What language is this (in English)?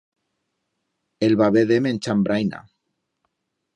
Aragonese